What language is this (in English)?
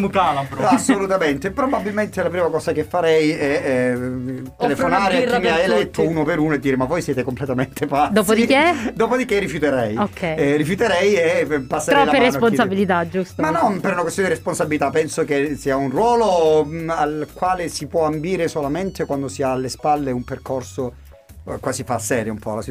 Italian